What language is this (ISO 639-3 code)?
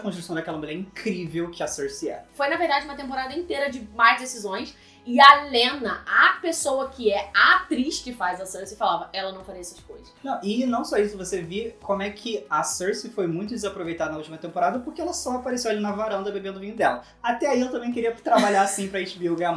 por